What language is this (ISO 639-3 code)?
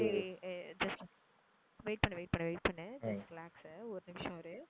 tam